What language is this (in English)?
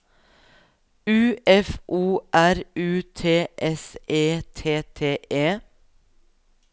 Norwegian